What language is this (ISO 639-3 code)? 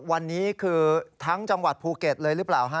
tha